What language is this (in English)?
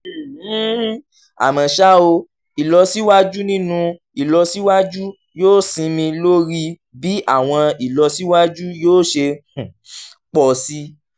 Yoruba